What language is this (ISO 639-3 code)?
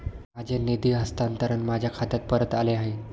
mar